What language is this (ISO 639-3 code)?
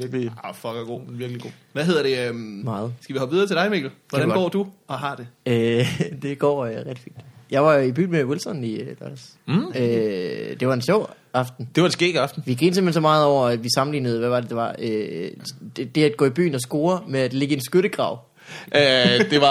dan